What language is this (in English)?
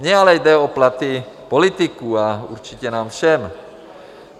Czech